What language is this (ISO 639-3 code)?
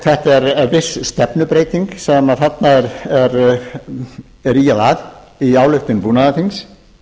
isl